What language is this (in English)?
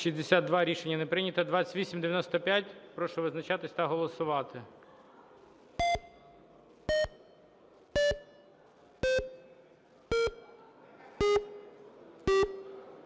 Ukrainian